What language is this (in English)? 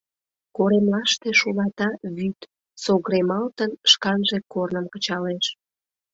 Mari